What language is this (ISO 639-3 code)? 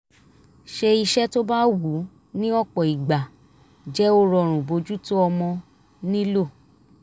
yor